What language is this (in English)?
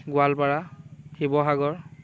Assamese